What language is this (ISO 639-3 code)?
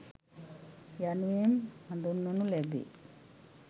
sin